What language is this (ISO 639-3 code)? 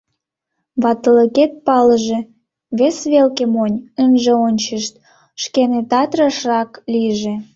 chm